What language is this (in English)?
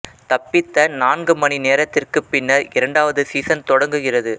Tamil